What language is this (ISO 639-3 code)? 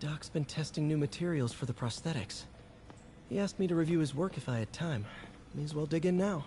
eng